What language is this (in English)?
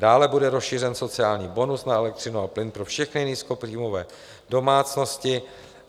Czech